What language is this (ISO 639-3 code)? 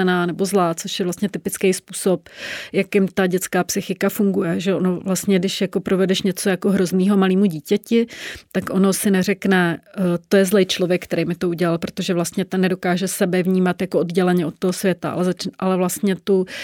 ces